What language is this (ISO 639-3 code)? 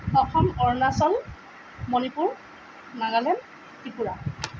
asm